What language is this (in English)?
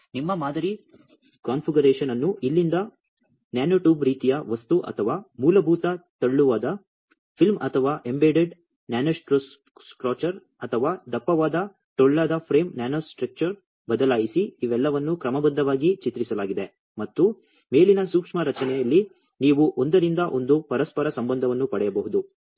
Kannada